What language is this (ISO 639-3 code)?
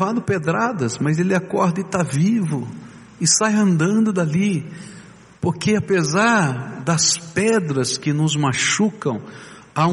por